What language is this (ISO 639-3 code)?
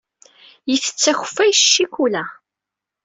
kab